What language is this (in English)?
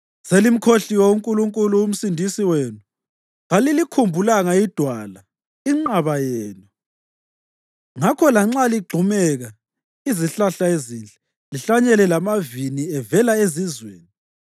North Ndebele